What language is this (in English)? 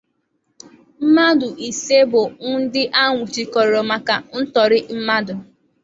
Igbo